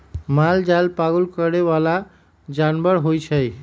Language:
Magahi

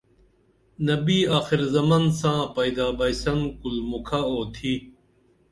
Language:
Dameli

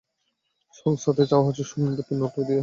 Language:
Bangla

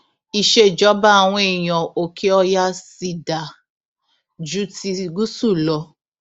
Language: Yoruba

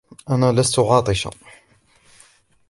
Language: Arabic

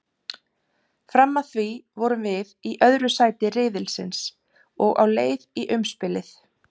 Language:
Icelandic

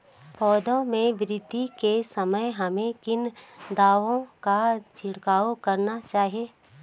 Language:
Hindi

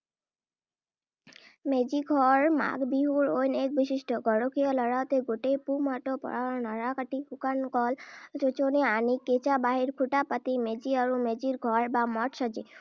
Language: Assamese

